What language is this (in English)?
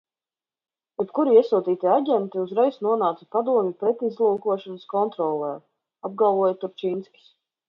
Latvian